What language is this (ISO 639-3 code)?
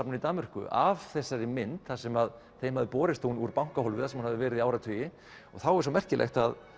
isl